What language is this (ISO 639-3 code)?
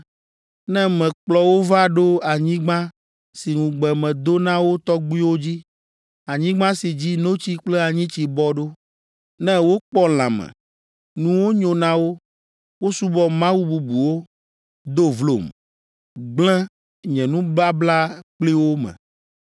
ewe